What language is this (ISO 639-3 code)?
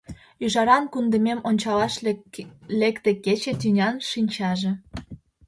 chm